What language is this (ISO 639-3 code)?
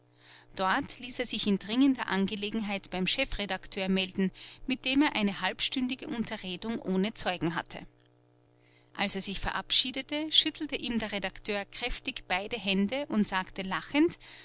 deu